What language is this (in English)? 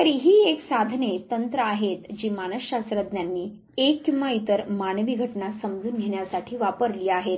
Marathi